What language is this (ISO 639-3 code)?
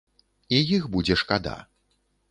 bel